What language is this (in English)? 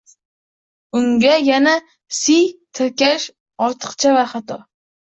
Uzbek